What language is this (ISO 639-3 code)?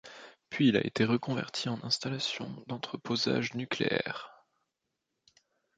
fra